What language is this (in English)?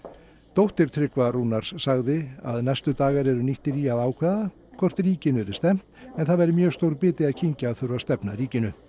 Icelandic